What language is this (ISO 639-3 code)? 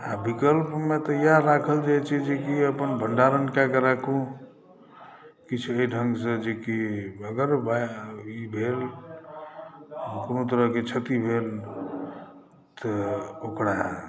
mai